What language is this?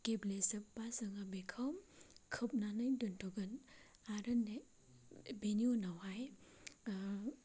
Bodo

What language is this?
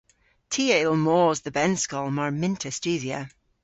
Cornish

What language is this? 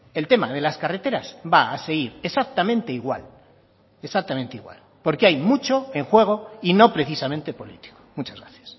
Spanish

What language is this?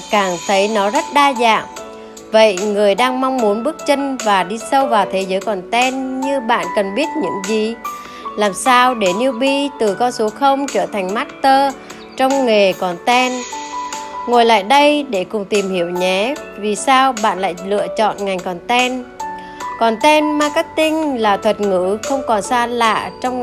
Vietnamese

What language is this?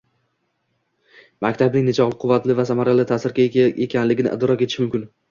Uzbek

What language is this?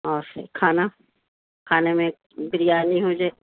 Urdu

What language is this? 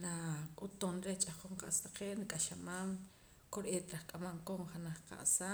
Poqomam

